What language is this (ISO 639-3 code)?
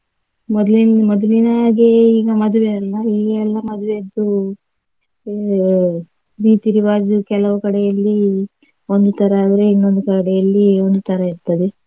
kan